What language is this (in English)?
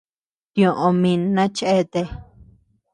Tepeuxila Cuicatec